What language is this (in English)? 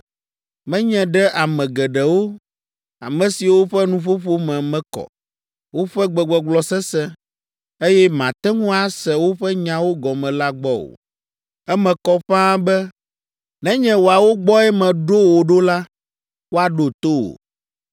Ewe